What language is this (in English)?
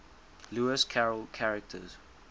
English